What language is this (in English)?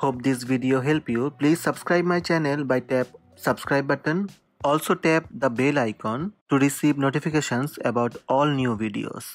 English